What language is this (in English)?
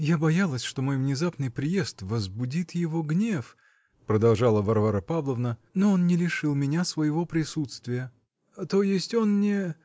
Russian